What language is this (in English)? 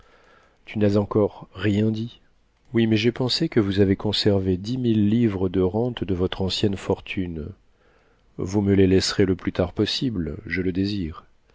French